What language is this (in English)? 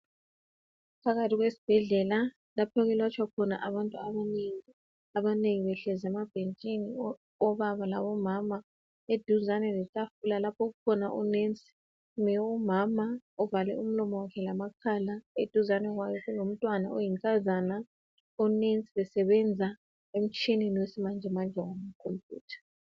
North Ndebele